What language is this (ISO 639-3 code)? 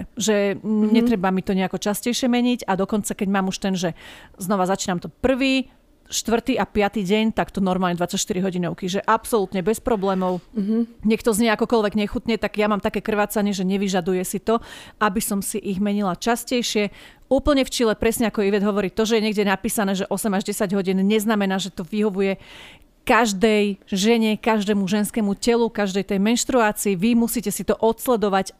slk